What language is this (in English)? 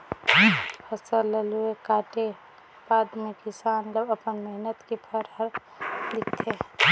Chhattisgarhi